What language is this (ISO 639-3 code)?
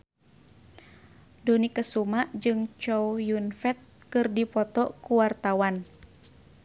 sun